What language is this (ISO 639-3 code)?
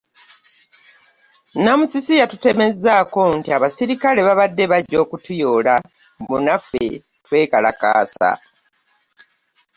lug